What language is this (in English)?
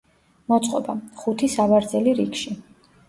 Georgian